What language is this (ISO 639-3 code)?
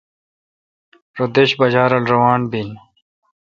xka